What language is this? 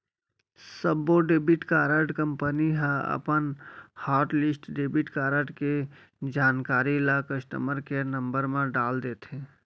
Chhattisgarhi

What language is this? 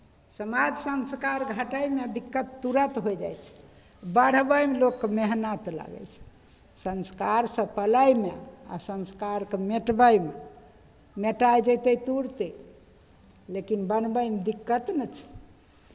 Maithili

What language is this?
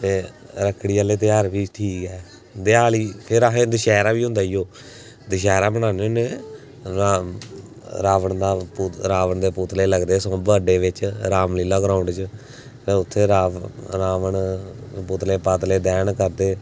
Dogri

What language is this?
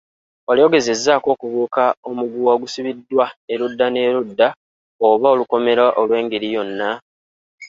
Ganda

